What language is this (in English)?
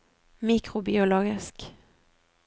Norwegian